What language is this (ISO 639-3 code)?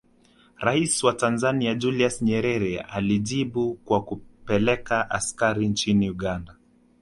swa